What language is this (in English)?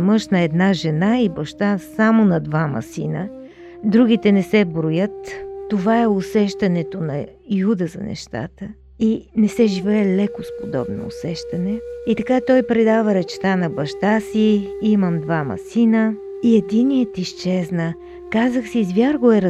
Bulgarian